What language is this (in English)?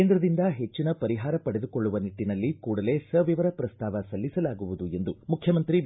Kannada